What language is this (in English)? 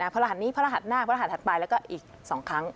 Thai